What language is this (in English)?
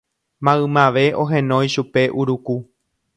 Guarani